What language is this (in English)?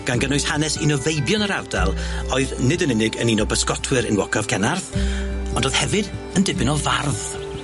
Welsh